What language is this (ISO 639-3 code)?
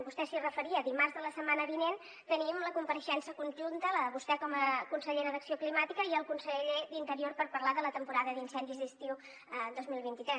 cat